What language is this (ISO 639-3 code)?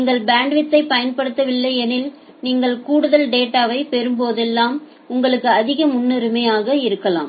tam